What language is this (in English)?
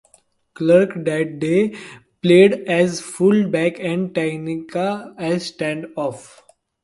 English